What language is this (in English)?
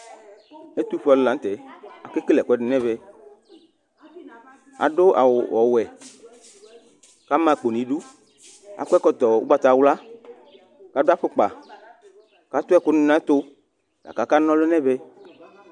Ikposo